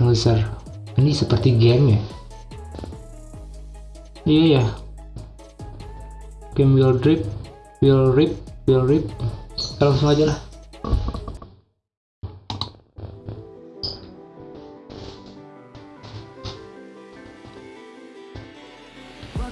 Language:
Indonesian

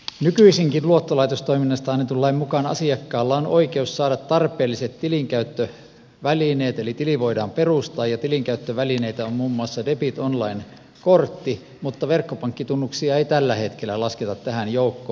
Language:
Finnish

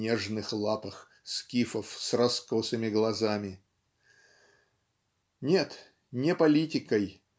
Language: Russian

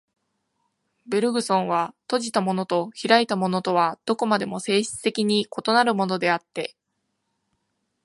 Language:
Japanese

